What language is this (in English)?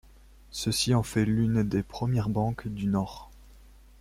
French